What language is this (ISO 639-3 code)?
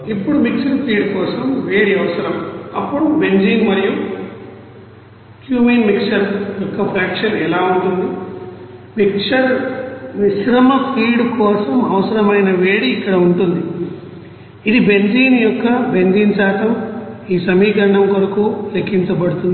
tel